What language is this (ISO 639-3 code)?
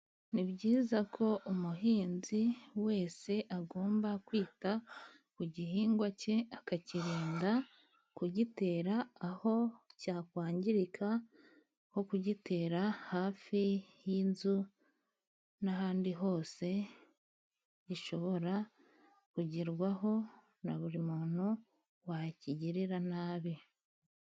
kin